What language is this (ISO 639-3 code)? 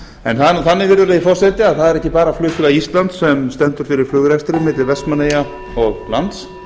isl